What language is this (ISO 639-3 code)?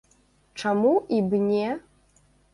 bel